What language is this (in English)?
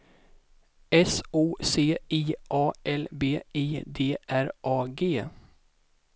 Swedish